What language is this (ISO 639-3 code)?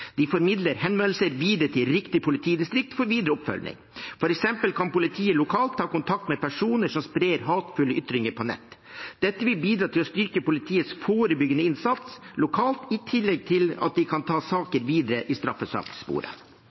nob